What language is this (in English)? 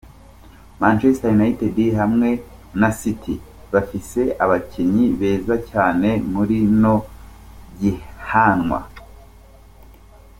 Kinyarwanda